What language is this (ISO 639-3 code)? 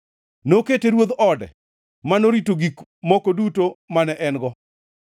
luo